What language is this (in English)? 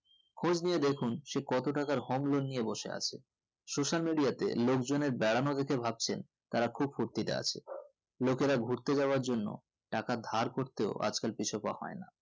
Bangla